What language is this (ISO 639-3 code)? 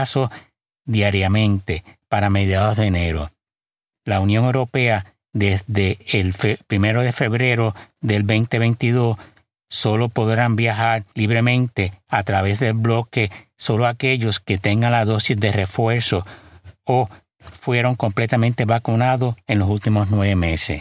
spa